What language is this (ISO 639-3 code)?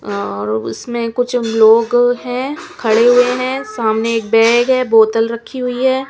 hin